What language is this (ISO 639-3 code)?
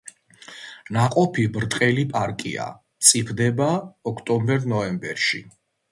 kat